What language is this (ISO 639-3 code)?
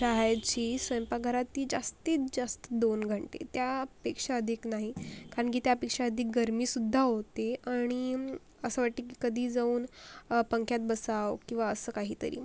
mar